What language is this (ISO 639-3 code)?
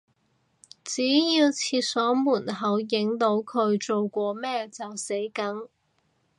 yue